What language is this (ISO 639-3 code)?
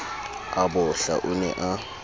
sot